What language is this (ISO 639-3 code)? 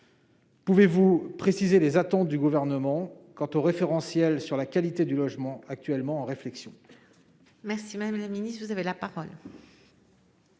fra